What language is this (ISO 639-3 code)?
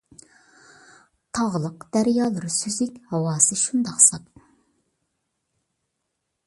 uig